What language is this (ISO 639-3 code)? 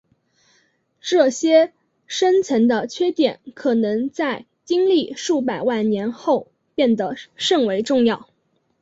zho